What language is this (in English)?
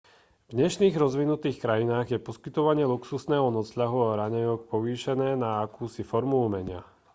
Slovak